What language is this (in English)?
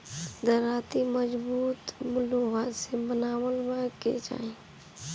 Bhojpuri